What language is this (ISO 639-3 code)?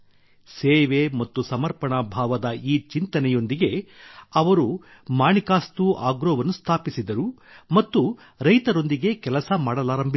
kan